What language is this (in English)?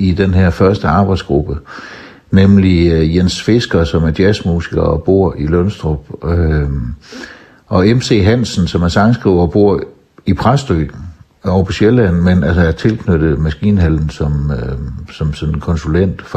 Danish